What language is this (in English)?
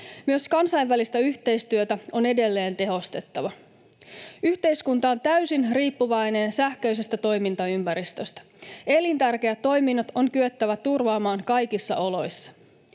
Finnish